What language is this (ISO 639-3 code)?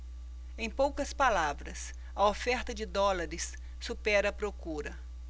por